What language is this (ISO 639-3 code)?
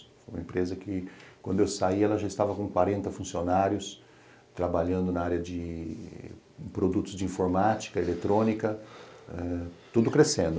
por